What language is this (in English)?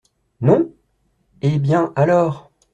French